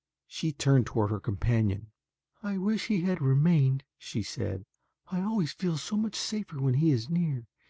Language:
English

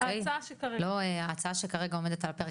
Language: Hebrew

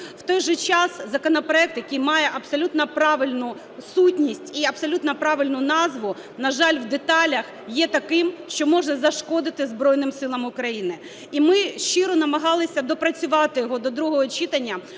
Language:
Ukrainian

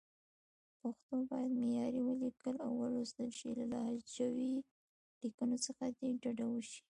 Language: Pashto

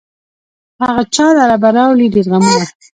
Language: Pashto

